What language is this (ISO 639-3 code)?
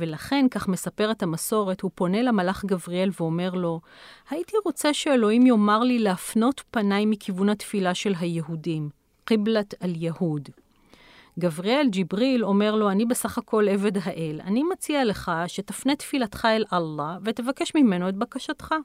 heb